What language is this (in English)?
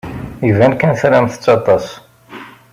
Kabyle